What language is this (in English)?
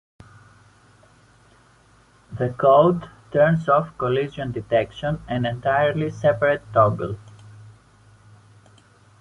English